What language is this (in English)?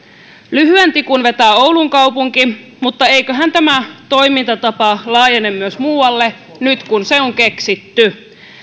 Finnish